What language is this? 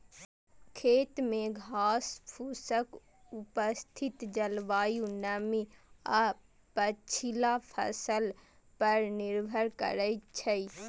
Maithili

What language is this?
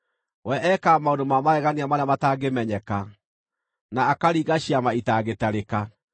Kikuyu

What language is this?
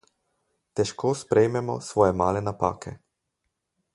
Slovenian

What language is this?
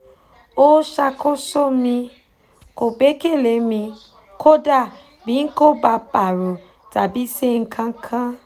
Yoruba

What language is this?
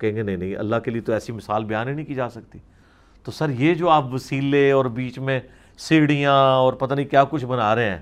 Urdu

